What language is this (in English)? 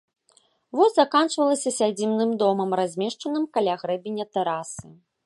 Belarusian